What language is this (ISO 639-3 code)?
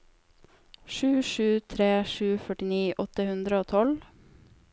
nor